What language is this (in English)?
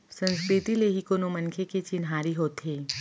Chhattisgarhi